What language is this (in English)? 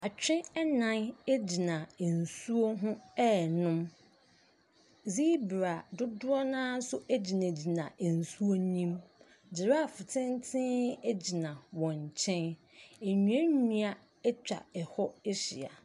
Akan